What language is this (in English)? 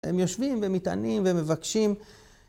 Hebrew